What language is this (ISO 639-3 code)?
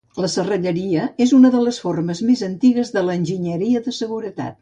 cat